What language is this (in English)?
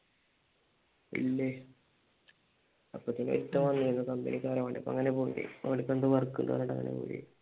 Malayalam